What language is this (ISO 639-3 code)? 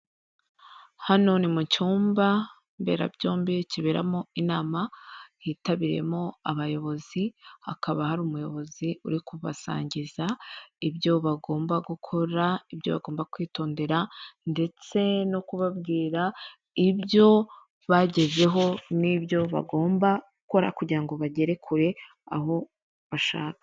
kin